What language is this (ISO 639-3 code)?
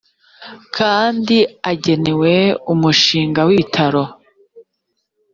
kin